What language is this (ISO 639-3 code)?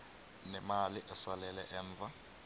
nbl